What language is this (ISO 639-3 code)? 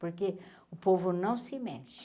por